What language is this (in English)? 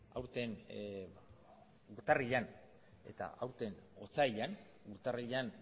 Basque